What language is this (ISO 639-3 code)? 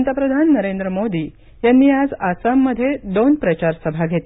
mar